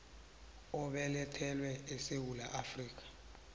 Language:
South Ndebele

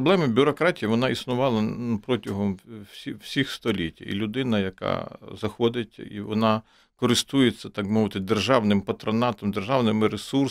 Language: Ukrainian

